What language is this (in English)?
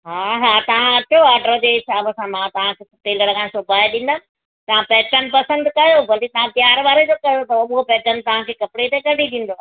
Sindhi